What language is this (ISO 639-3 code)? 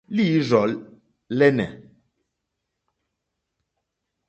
bri